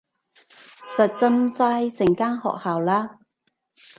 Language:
Cantonese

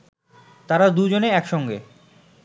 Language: Bangla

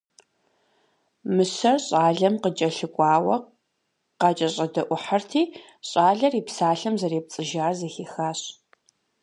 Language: Kabardian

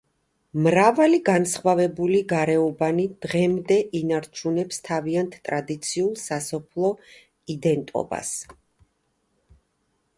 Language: Georgian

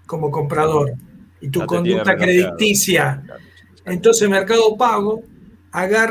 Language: Spanish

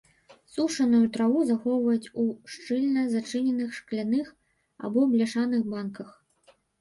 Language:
Belarusian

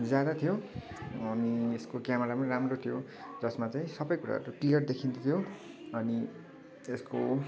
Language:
Nepali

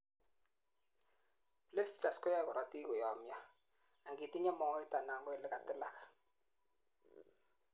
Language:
Kalenjin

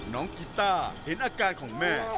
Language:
Thai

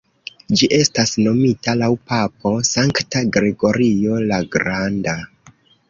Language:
Esperanto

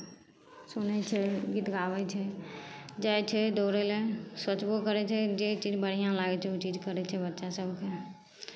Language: Maithili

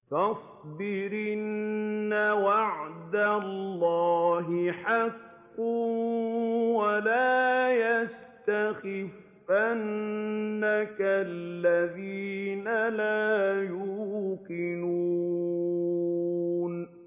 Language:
Arabic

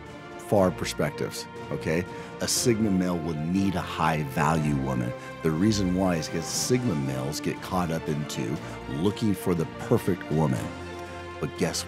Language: English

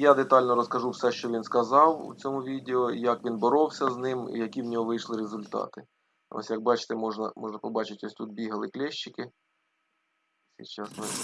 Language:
Ukrainian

